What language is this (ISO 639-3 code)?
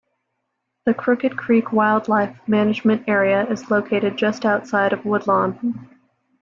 eng